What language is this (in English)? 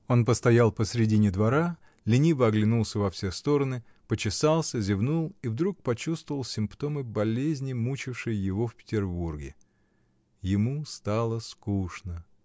Russian